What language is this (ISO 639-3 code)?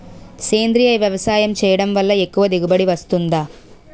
tel